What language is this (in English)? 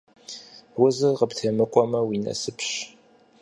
Kabardian